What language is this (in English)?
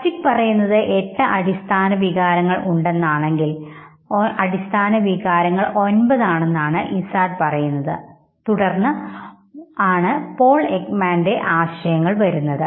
Malayalam